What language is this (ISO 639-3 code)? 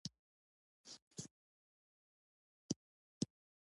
pus